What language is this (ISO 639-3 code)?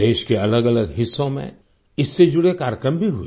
hin